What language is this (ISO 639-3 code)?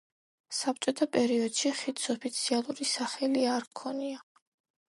kat